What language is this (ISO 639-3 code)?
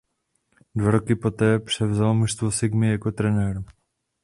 ces